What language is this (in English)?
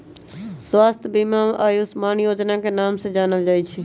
Magahi